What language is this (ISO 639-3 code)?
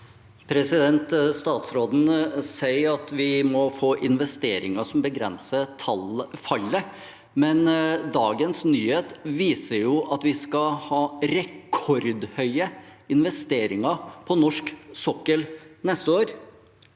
nor